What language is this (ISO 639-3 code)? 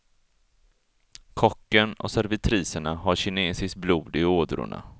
swe